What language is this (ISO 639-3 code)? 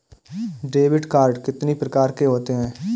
hin